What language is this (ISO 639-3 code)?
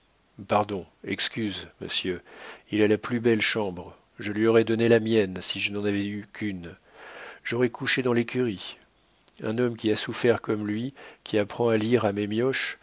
fra